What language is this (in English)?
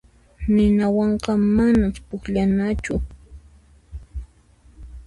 Puno Quechua